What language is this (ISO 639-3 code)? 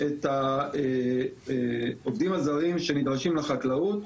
heb